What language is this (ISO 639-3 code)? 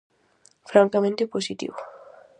glg